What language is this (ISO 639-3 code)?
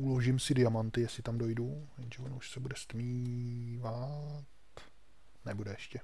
ces